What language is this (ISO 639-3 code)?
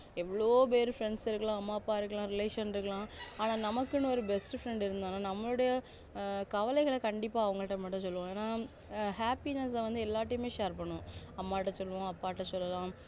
tam